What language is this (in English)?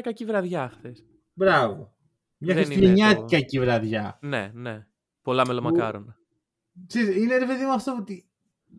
Greek